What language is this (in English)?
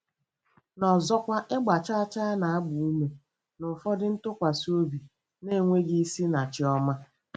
Igbo